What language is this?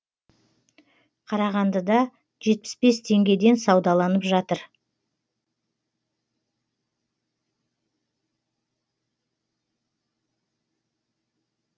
Kazakh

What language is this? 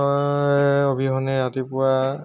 Assamese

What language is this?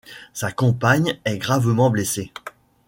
French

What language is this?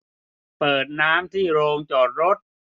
Thai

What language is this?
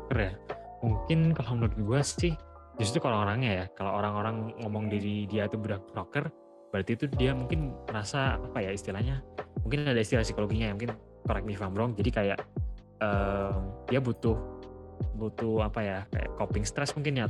Indonesian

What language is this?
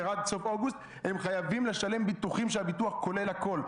Hebrew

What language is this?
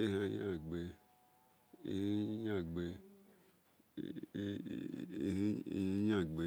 Esan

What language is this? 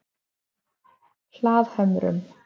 Icelandic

